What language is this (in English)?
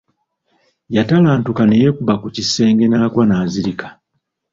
Ganda